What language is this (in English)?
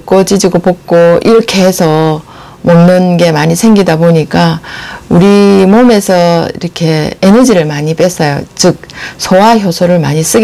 Korean